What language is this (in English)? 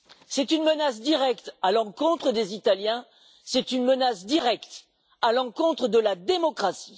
French